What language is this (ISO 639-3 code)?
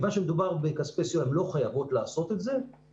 heb